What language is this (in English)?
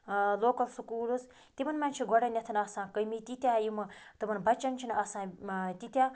Kashmiri